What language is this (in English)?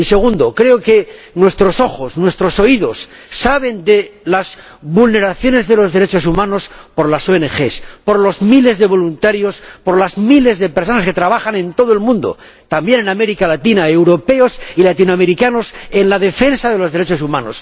Spanish